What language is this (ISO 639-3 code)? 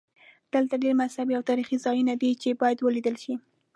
pus